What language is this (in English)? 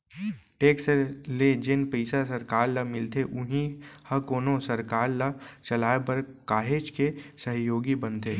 Chhattisgarhi